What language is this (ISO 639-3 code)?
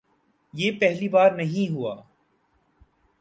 urd